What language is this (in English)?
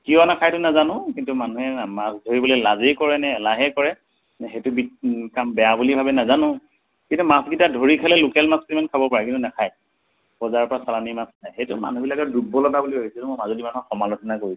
Assamese